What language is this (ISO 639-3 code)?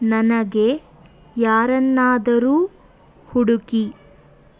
kan